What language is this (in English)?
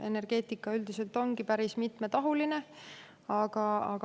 Estonian